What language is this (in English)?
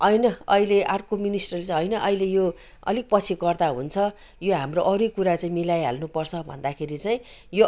Nepali